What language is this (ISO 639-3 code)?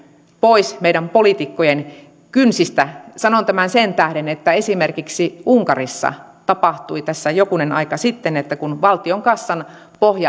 fin